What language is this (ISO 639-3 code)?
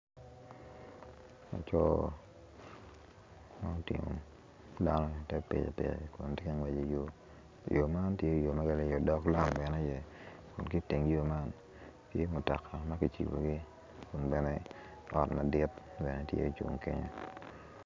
ach